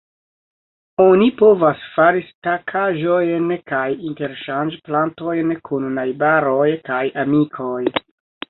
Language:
Esperanto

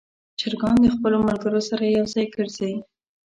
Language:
Pashto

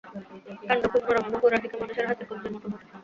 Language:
Bangla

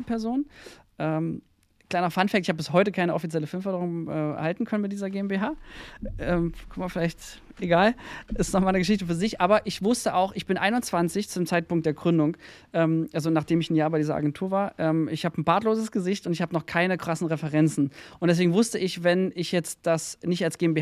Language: German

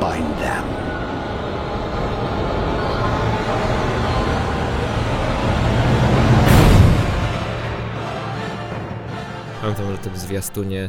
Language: Polish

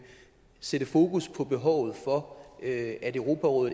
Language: Danish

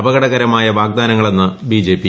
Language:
Malayalam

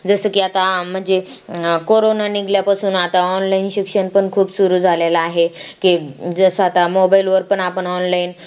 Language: Marathi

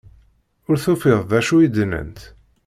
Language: Kabyle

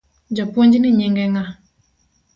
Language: Luo (Kenya and Tanzania)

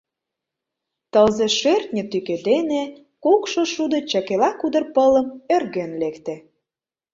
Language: Mari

